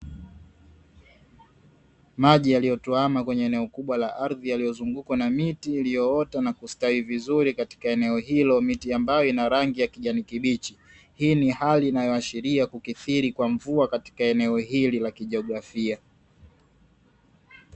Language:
Swahili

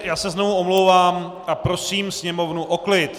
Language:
Czech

